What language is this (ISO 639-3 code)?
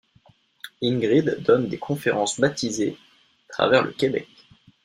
fra